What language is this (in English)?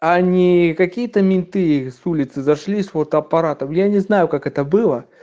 Russian